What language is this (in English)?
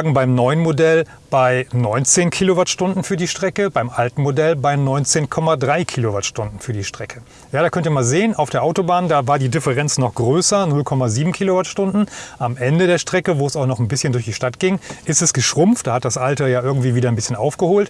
German